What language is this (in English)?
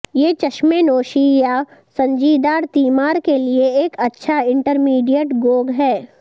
Urdu